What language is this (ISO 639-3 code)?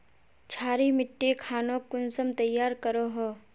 mag